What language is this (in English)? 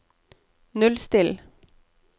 Norwegian